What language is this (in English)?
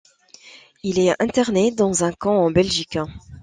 French